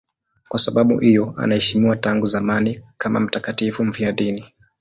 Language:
Swahili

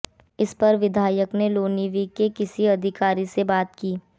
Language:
Hindi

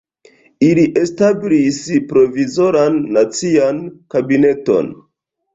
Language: Esperanto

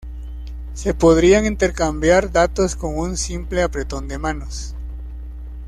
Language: Spanish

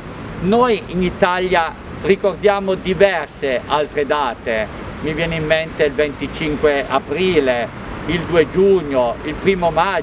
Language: Italian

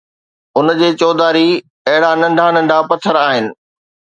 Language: Sindhi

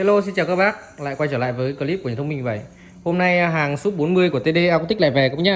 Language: Vietnamese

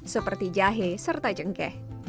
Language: Indonesian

